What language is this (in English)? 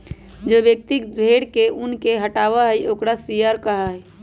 Magahi